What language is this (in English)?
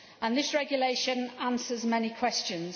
English